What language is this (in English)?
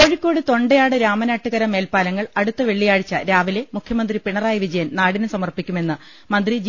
Malayalam